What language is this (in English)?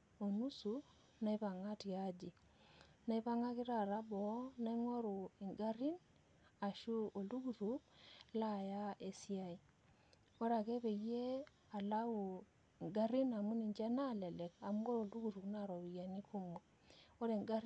Masai